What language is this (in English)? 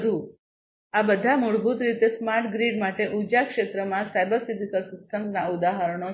Gujarati